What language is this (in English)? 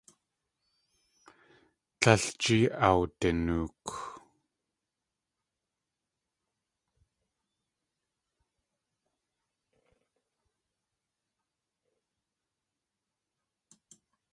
Tlingit